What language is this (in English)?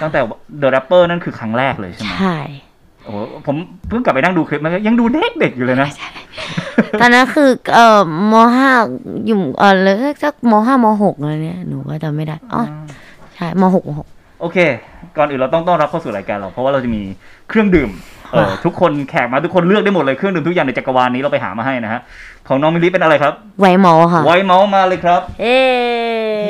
Thai